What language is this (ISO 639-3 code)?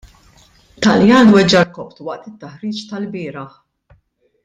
mlt